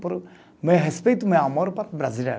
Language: Portuguese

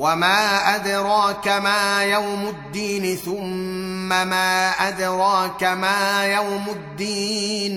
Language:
Arabic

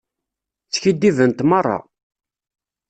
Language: Kabyle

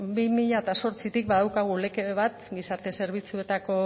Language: Basque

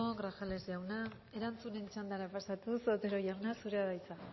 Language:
Basque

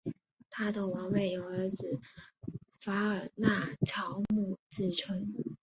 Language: Chinese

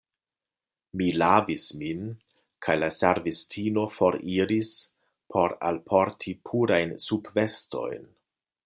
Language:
Esperanto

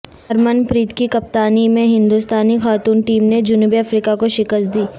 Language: Urdu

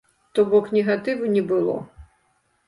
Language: Belarusian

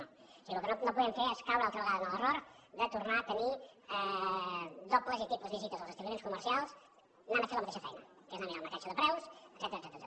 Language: Catalan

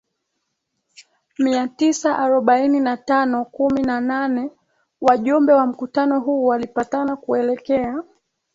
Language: Swahili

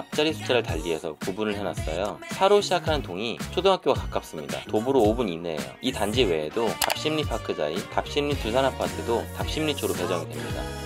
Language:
Korean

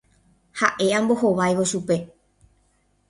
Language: Guarani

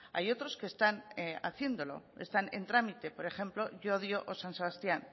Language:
Spanish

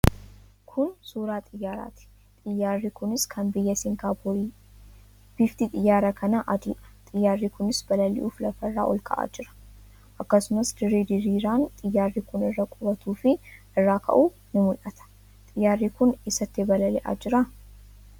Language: Oromo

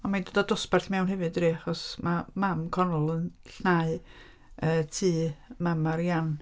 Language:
Welsh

